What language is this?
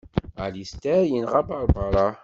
Kabyle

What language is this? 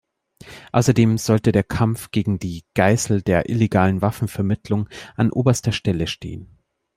German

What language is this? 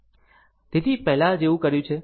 Gujarati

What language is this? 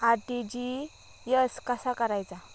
Marathi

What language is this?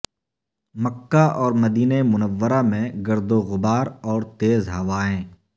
Urdu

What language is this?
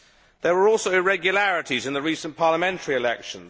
English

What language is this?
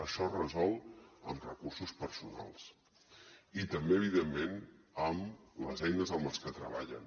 Catalan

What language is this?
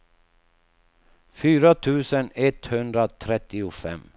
Swedish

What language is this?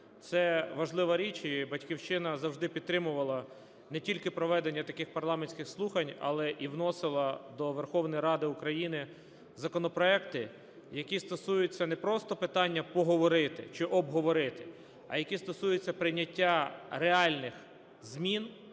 Ukrainian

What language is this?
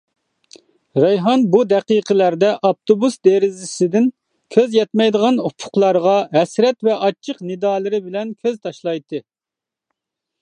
Uyghur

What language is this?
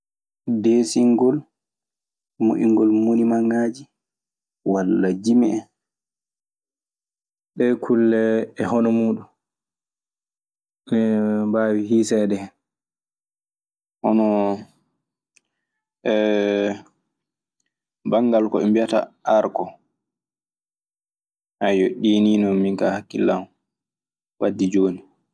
Maasina Fulfulde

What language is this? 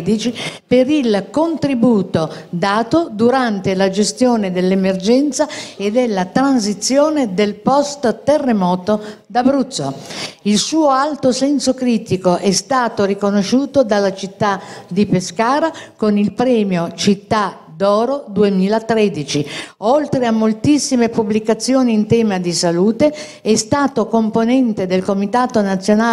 Italian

